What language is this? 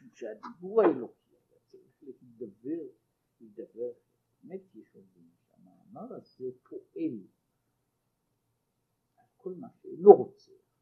Hebrew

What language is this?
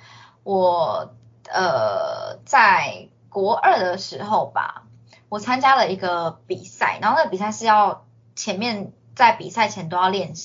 Chinese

